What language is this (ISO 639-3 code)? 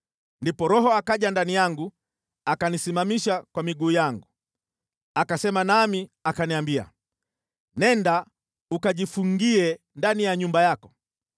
swa